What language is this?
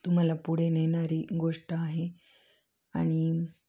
Marathi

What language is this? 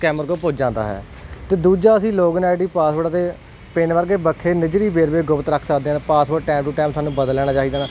Punjabi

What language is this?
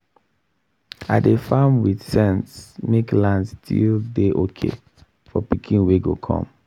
Nigerian Pidgin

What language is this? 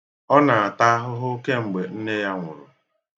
Igbo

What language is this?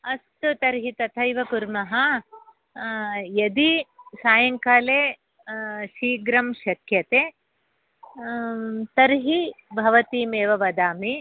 Sanskrit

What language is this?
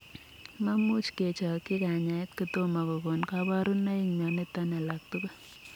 Kalenjin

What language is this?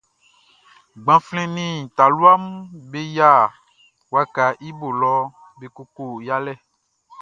Baoulé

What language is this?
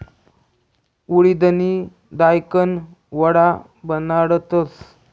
Marathi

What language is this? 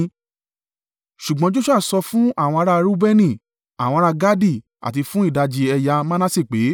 Yoruba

